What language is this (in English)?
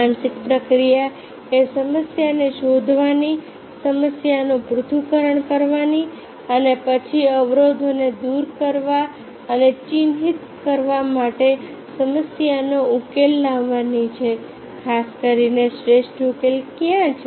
Gujarati